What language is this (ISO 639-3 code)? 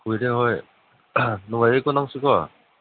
mni